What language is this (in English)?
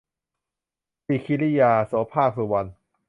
Thai